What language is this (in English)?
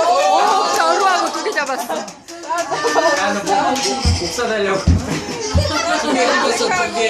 Korean